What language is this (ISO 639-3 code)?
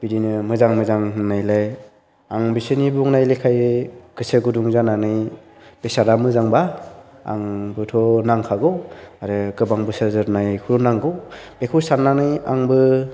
brx